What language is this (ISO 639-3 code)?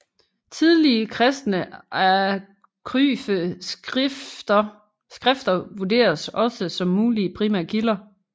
dan